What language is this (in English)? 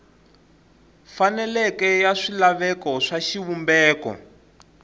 Tsonga